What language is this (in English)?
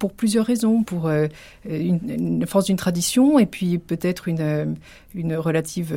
French